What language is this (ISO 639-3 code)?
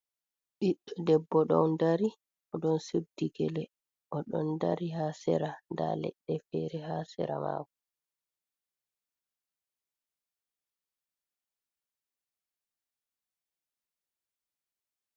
ful